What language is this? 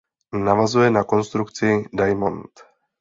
Czech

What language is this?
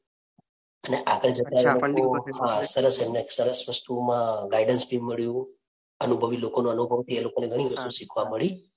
Gujarati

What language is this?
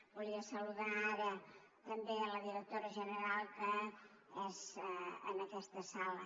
Catalan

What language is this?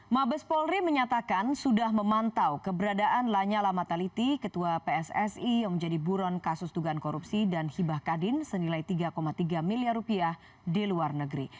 Indonesian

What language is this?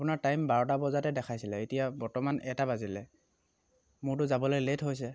Assamese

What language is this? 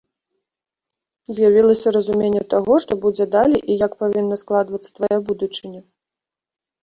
Belarusian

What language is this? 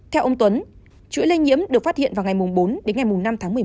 Vietnamese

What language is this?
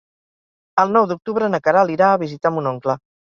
Catalan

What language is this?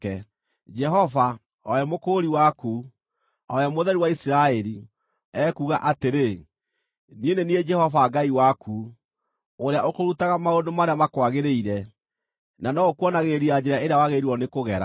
Kikuyu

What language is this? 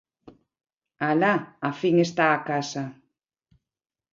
Galician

